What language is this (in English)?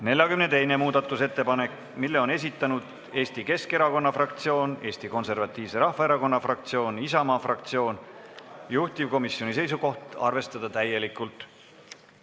Estonian